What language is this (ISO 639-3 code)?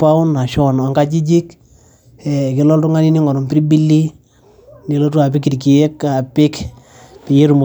mas